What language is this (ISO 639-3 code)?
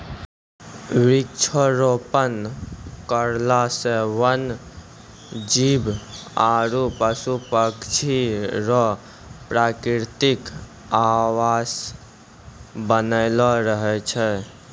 mai